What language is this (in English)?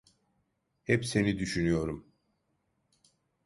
Turkish